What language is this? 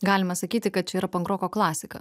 Lithuanian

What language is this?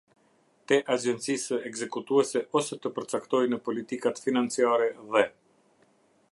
Albanian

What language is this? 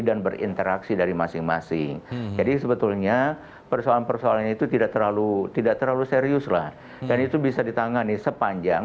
Indonesian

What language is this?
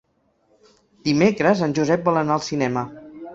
Catalan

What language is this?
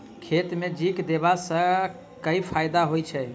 Maithili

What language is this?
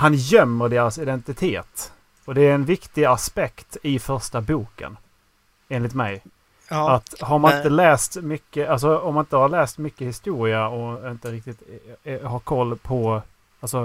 Swedish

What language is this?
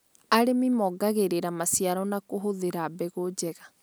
Kikuyu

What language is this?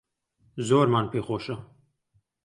Central Kurdish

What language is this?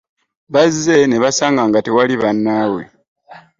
Ganda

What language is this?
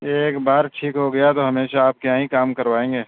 Urdu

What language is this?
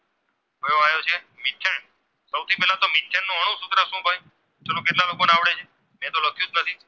Gujarati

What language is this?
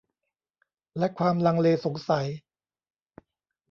Thai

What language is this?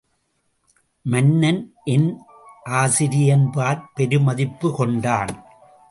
Tamil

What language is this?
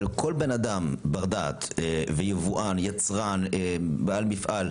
Hebrew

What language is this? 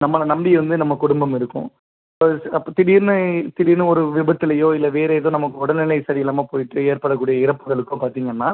Tamil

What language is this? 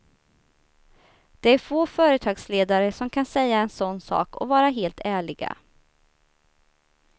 Swedish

